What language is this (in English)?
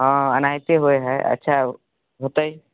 Maithili